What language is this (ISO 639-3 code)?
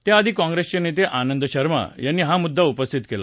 mar